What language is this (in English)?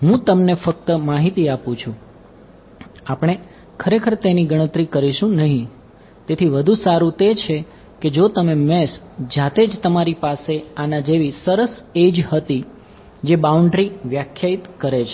Gujarati